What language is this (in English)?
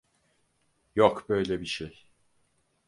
Turkish